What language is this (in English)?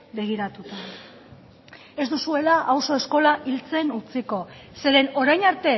Basque